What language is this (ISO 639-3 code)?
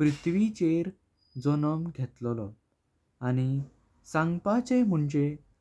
kok